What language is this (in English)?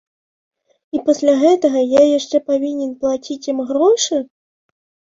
Belarusian